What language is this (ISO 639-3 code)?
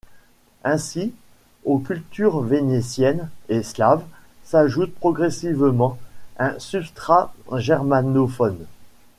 fra